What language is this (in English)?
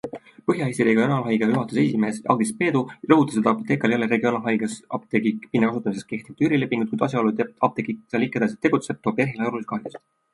Estonian